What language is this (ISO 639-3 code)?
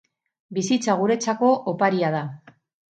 eus